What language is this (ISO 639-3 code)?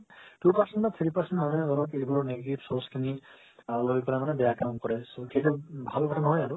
asm